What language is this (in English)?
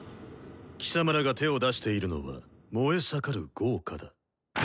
Japanese